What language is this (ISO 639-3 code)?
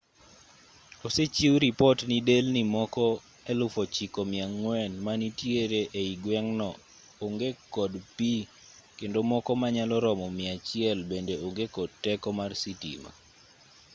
luo